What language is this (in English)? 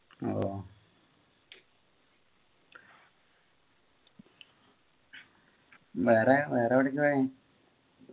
Malayalam